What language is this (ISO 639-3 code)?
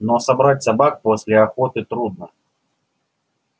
rus